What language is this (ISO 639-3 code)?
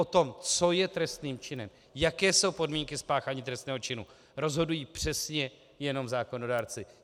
ces